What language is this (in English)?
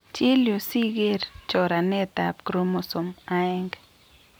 Kalenjin